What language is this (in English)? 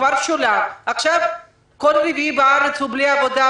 Hebrew